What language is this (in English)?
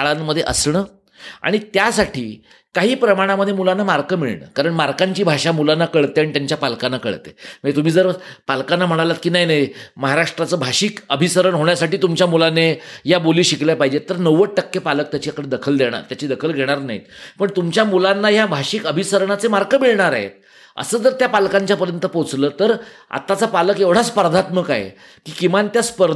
Marathi